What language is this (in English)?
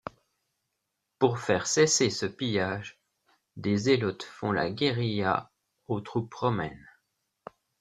French